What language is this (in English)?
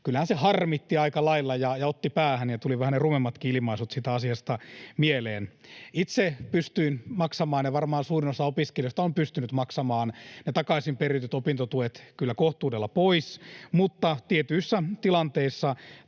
Finnish